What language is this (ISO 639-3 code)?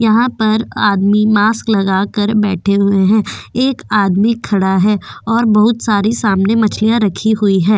hin